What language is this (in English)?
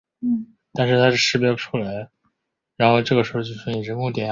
Chinese